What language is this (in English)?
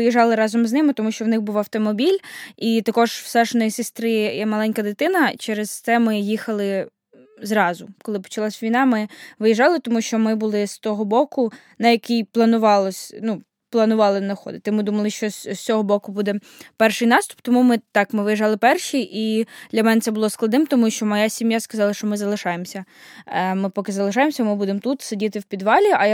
Ukrainian